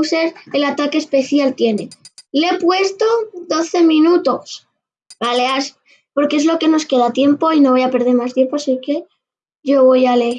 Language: Spanish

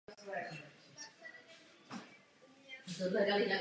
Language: Czech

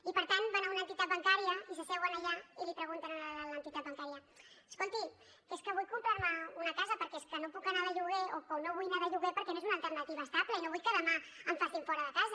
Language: Catalan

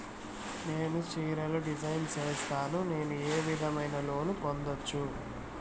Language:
Telugu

